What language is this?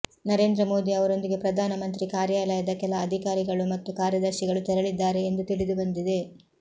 Kannada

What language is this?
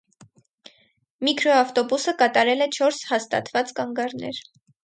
Armenian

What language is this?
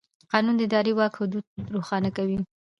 Pashto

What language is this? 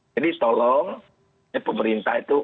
Indonesian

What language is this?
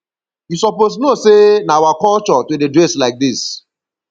Nigerian Pidgin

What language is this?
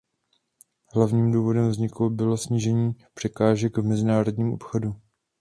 Czech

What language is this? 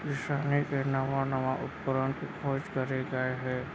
Chhattisgarhi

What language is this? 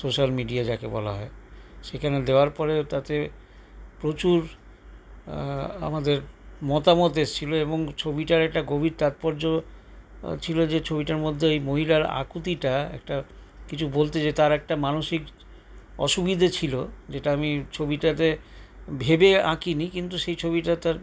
Bangla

